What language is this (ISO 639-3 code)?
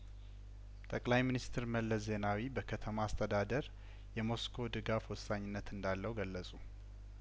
amh